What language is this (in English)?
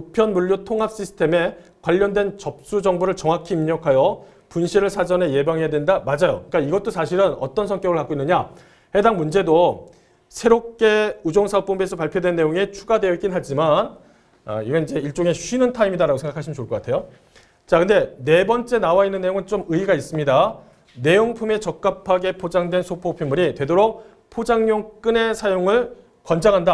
Korean